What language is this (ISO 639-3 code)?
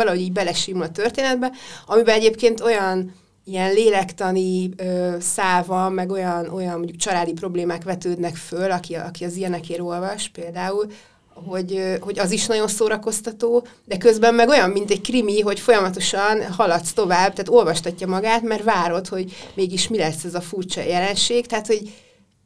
hun